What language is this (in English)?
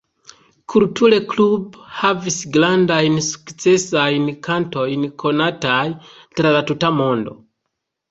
Esperanto